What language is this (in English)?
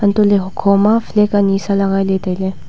Wancho Naga